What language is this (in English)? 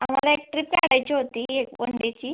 Marathi